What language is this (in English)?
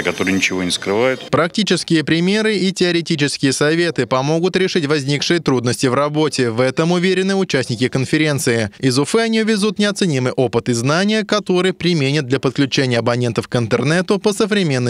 Russian